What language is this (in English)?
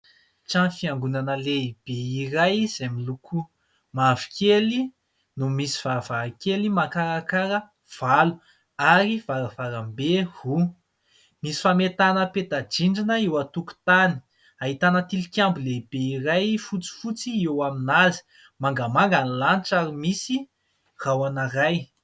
Malagasy